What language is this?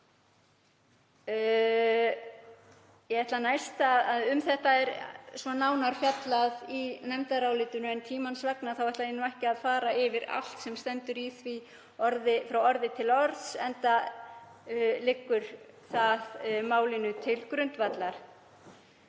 Icelandic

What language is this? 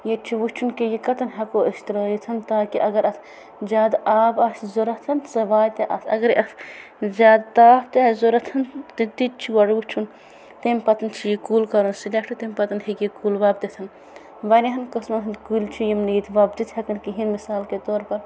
Kashmiri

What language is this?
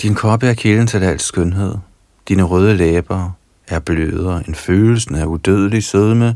Danish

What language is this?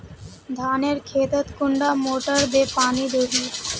Magahi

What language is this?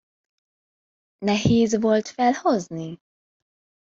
Hungarian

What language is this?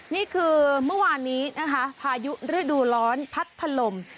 Thai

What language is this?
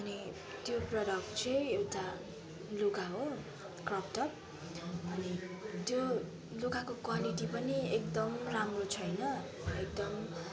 Nepali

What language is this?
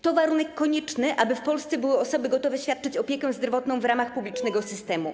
Polish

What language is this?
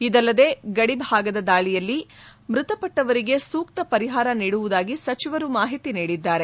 Kannada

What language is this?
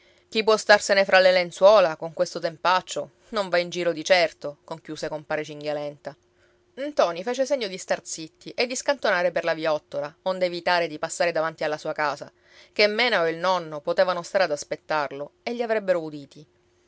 Italian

